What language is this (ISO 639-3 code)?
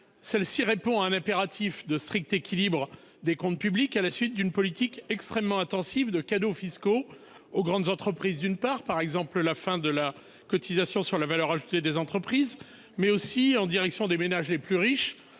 fra